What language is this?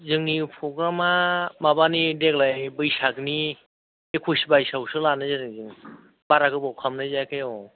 Bodo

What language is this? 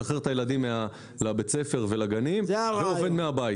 Hebrew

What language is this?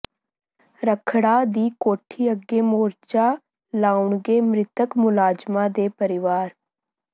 Punjabi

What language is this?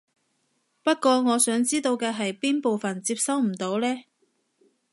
Cantonese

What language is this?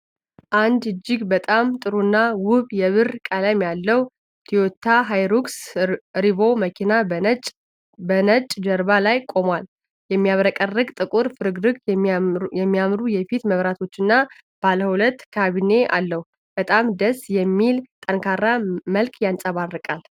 Amharic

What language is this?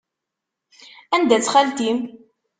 Kabyle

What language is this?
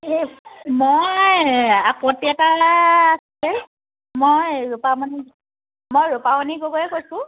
Assamese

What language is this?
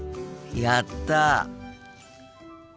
Japanese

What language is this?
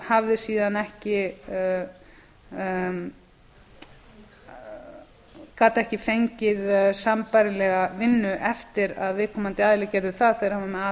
Icelandic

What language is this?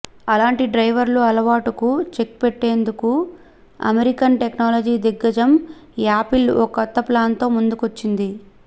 Telugu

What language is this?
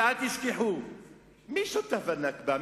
Hebrew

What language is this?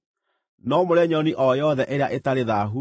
Kikuyu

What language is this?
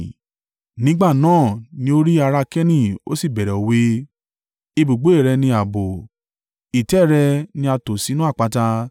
Yoruba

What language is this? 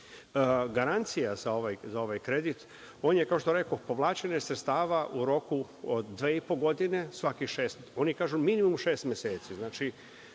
Serbian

